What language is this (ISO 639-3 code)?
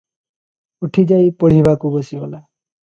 ori